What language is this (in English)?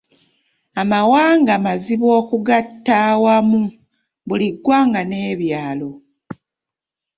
Ganda